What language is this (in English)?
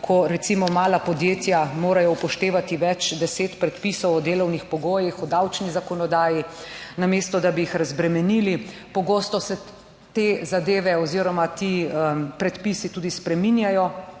Slovenian